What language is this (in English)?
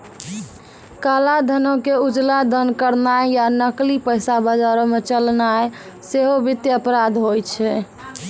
Maithili